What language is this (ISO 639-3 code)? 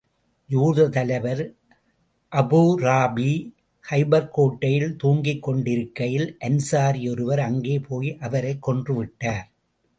tam